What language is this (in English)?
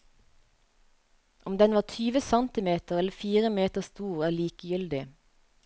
Norwegian